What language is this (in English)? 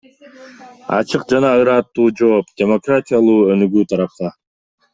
Kyrgyz